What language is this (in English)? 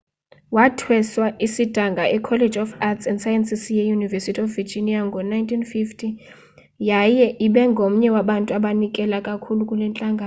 Xhosa